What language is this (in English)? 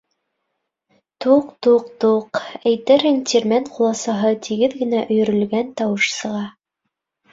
Bashkir